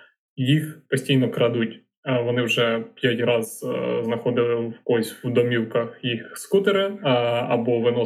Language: Ukrainian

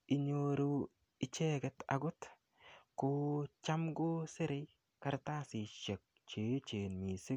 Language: Kalenjin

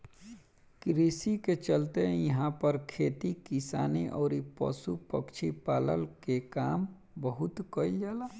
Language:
Bhojpuri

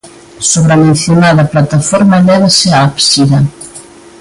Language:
Galician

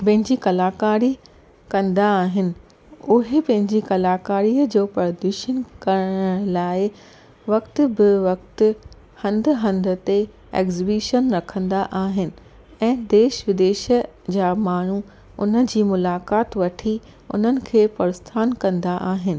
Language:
Sindhi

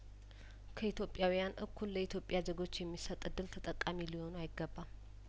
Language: Amharic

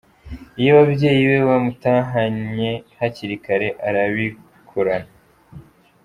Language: Kinyarwanda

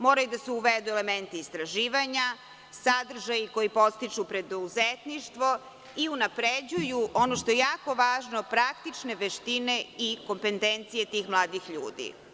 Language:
Serbian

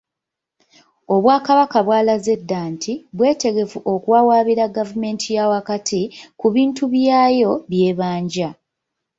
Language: Ganda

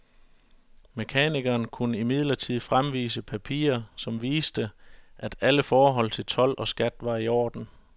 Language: Danish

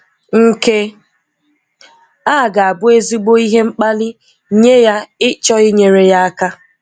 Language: Igbo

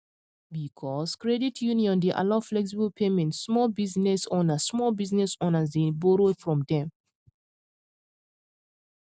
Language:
Nigerian Pidgin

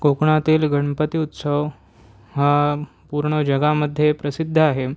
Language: Marathi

